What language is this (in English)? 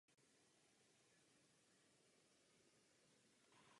Czech